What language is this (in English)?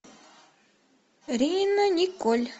Russian